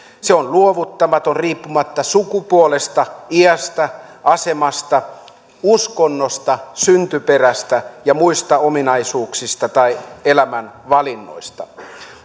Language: Finnish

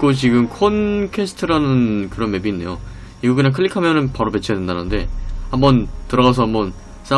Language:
Korean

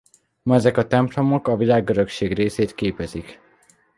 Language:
Hungarian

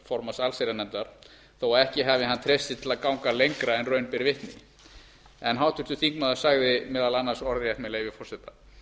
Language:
Icelandic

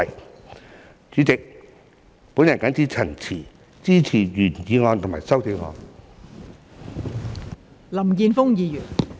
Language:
Cantonese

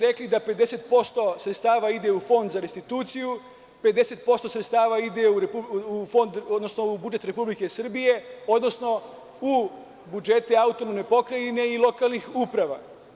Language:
Serbian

